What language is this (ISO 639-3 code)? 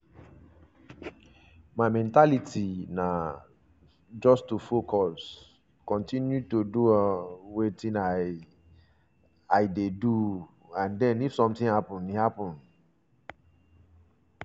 pcm